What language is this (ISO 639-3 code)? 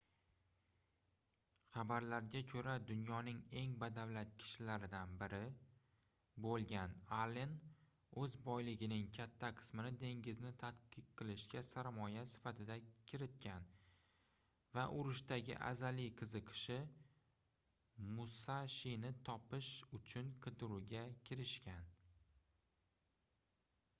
uzb